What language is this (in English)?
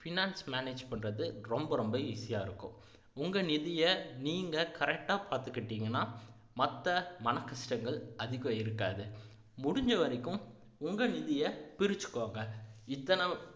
Tamil